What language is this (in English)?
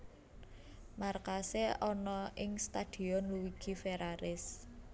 Javanese